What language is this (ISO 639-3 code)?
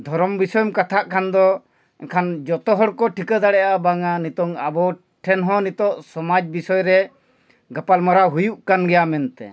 sat